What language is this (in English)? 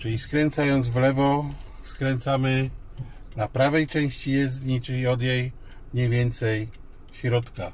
Polish